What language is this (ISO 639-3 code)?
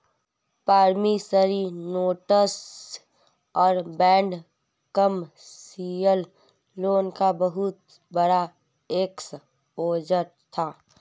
hin